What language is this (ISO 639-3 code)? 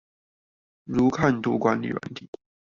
zho